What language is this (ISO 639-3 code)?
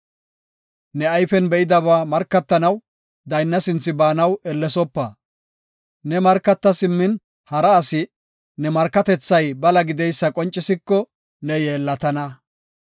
gof